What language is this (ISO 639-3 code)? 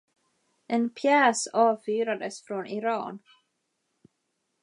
swe